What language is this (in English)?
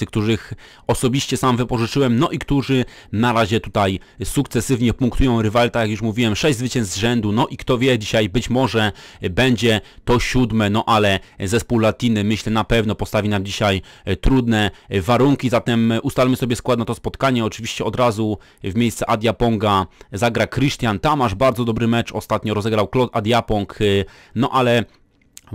Polish